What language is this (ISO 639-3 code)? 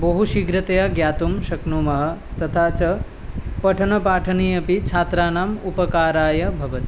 san